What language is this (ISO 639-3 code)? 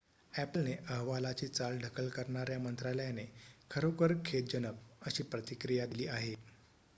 mar